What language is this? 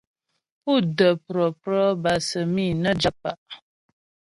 Ghomala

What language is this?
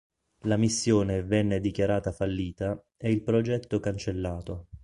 Italian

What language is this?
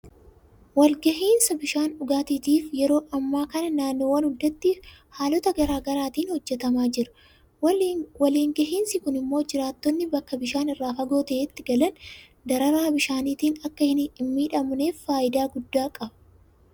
Oromo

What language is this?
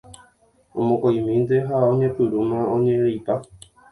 Guarani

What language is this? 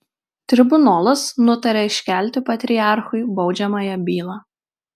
Lithuanian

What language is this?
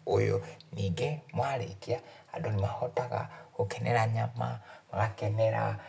Kikuyu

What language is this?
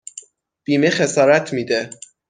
Persian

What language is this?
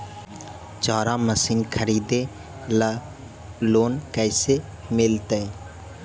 Magahi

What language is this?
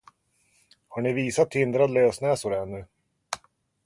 Swedish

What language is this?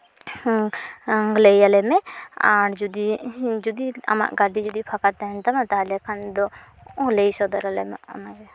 Santali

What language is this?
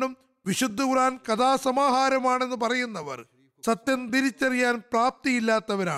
Malayalam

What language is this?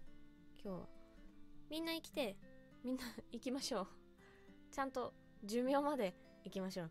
Japanese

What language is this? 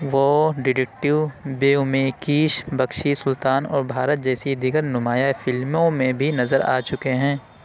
Urdu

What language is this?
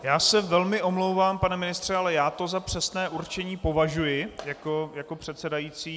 Czech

